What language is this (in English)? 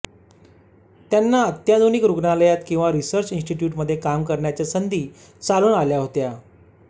Marathi